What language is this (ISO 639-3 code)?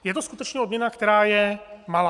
ces